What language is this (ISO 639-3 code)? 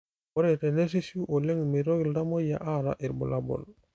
mas